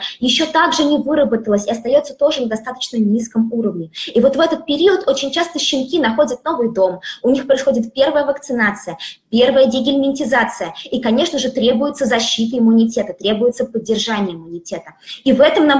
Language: Russian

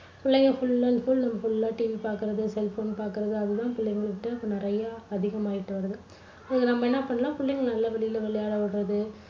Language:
Tamil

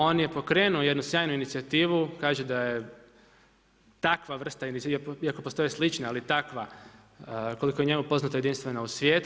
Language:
Croatian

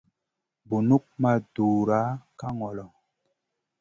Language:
Masana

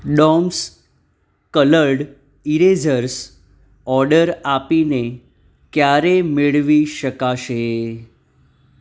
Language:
Gujarati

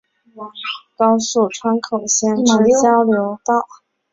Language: Chinese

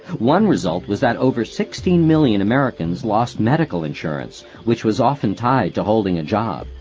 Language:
English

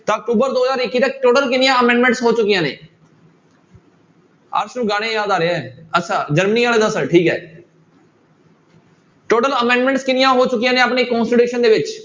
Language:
Punjabi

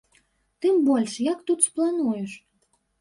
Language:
Belarusian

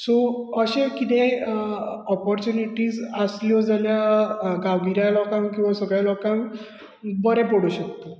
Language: Konkani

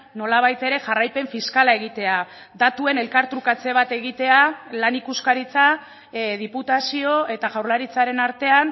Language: Basque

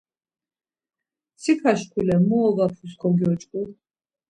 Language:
Laz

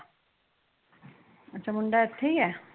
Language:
Punjabi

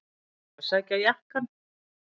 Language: Icelandic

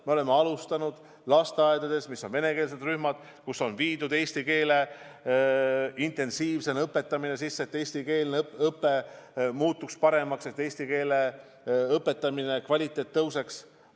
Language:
Estonian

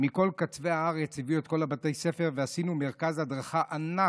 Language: Hebrew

